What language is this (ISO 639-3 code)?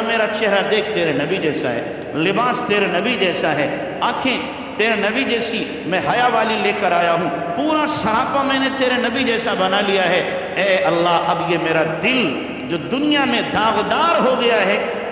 hin